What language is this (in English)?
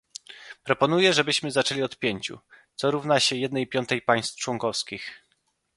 Polish